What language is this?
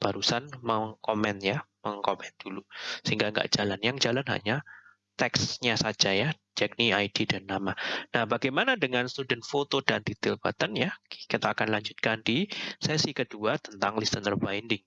Indonesian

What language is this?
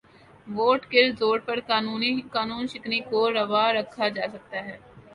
Urdu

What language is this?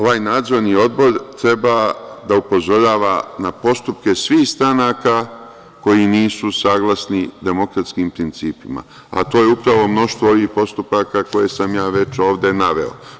Serbian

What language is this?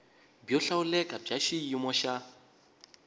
Tsonga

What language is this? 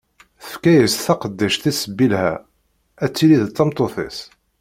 Kabyle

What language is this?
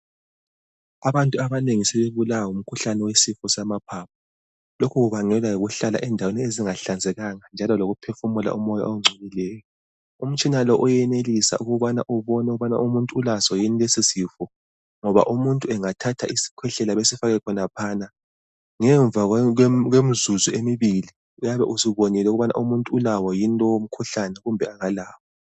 North Ndebele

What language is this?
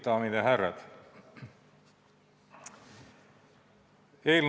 Estonian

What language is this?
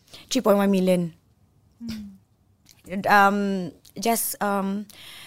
Malay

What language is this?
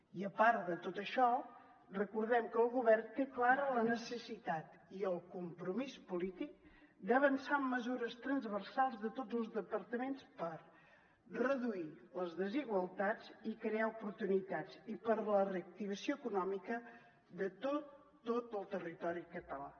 Catalan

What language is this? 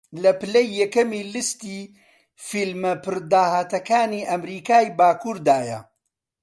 Central Kurdish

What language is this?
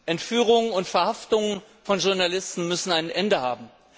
German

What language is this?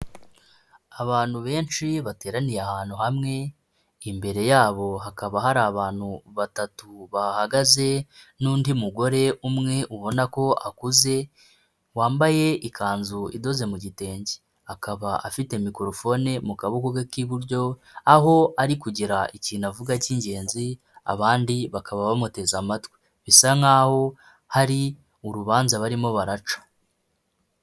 Kinyarwanda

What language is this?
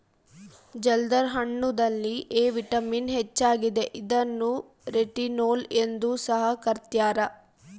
Kannada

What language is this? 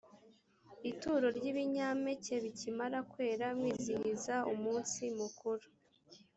Kinyarwanda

